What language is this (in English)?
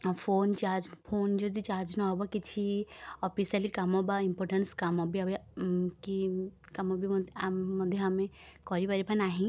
Odia